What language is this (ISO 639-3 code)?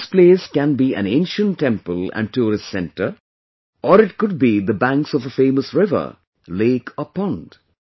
eng